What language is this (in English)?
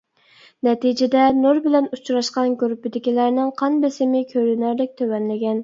Uyghur